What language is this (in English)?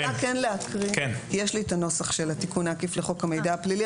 Hebrew